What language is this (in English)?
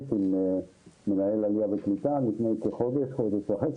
Hebrew